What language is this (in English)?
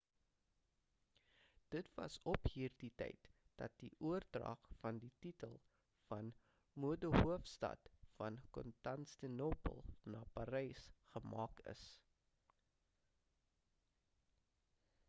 Afrikaans